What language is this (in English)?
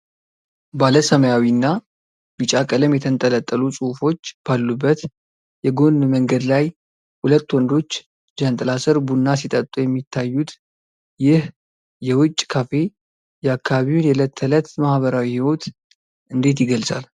Amharic